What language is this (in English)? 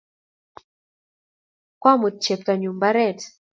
Kalenjin